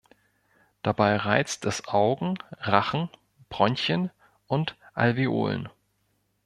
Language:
German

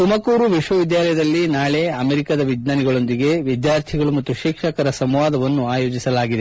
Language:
Kannada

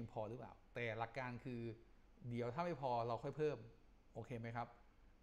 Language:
Thai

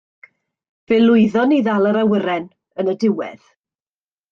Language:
Welsh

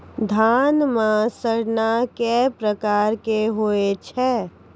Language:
Maithili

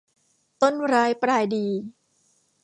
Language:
Thai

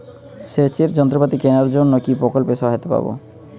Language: Bangla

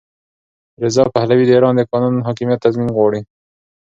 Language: Pashto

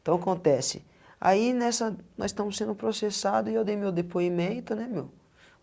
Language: Portuguese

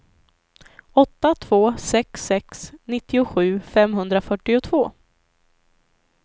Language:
Swedish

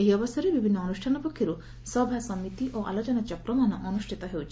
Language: Odia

